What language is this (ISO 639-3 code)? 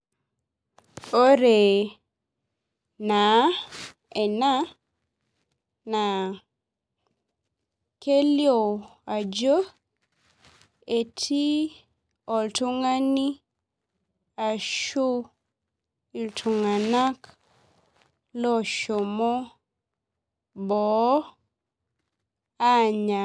mas